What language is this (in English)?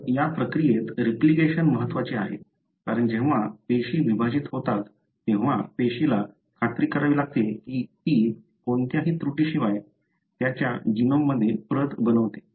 Marathi